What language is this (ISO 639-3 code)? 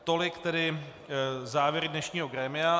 ces